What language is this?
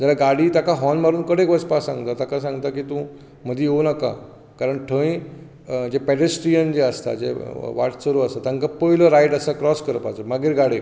Konkani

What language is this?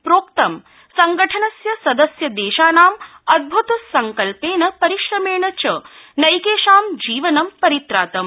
Sanskrit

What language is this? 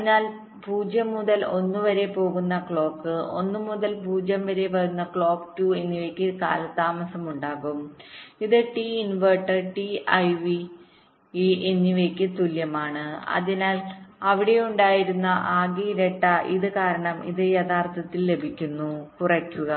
Malayalam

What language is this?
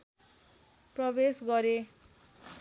Nepali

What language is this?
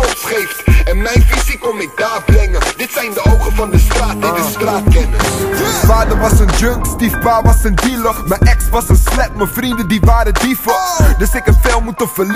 Dutch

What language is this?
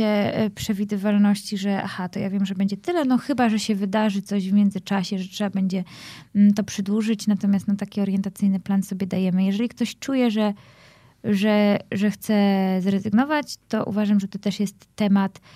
Polish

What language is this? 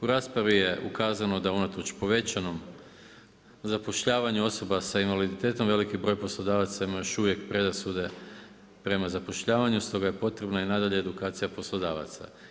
Croatian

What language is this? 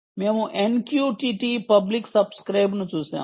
Telugu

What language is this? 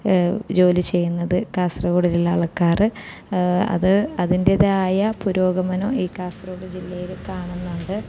Malayalam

